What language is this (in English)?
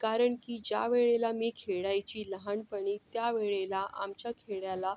Marathi